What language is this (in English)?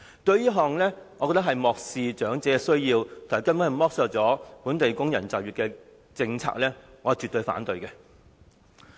Cantonese